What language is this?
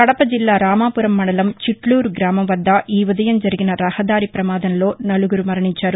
Telugu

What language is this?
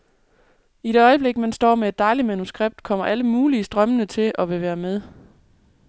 Danish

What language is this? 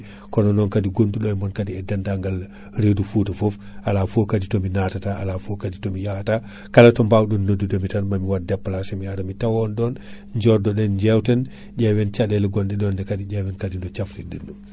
Fula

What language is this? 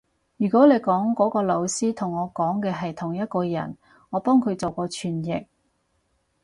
Cantonese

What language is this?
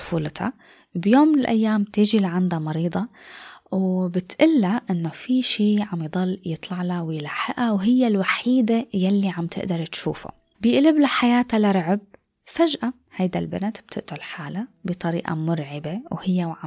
Arabic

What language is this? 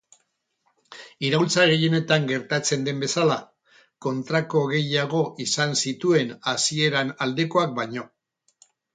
Basque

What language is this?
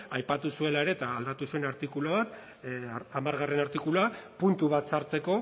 Basque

